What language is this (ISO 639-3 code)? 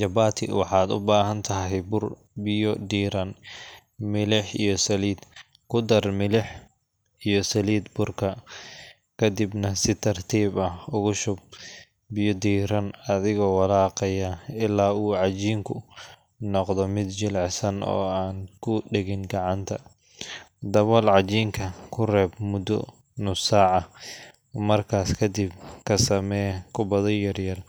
som